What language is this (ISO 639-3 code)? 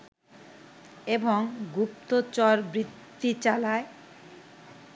ben